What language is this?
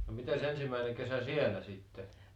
Finnish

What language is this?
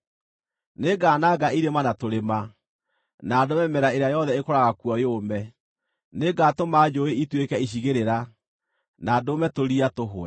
Kikuyu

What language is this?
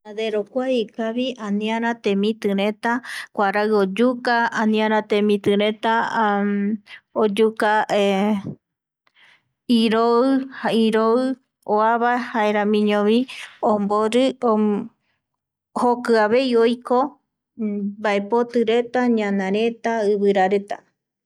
Eastern Bolivian Guaraní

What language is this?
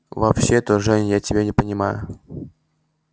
Russian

